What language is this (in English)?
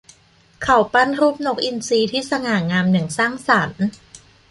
Thai